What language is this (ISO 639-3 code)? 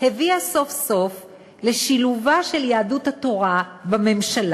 heb